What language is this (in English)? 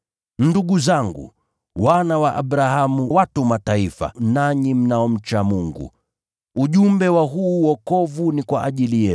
Swahili